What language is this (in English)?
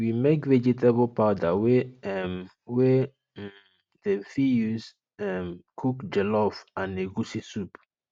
Nigerian Pidgin